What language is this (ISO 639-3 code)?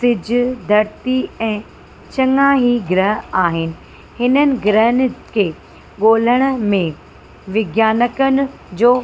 snd